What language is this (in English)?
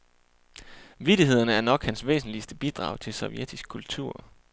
Danish